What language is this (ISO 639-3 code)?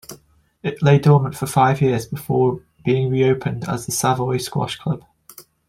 eng